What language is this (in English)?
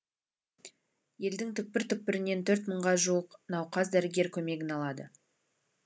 Kazakh